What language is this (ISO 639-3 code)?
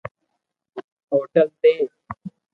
lrk